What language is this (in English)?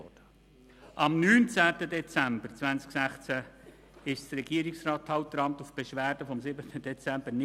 Swiss German